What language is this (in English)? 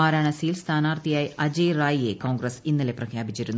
Malayalam